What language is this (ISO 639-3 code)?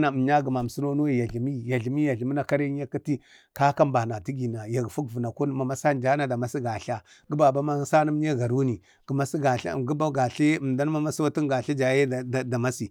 bde